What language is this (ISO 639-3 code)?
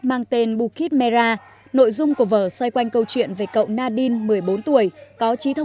vie